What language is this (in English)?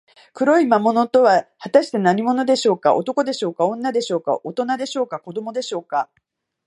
Japanese